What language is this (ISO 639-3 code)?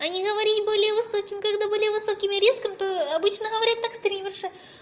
rus